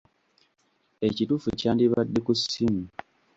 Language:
Ganda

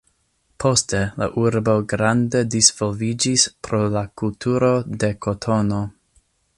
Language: Esperanto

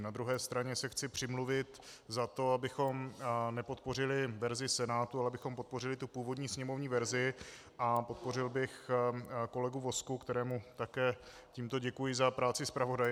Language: Czech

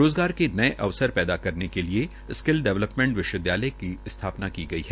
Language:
Hindi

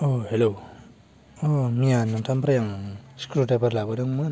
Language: Bodo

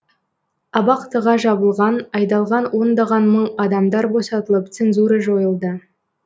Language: Kazakh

